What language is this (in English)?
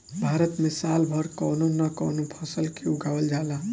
Bhojpuri